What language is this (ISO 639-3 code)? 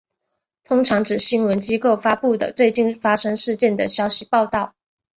zho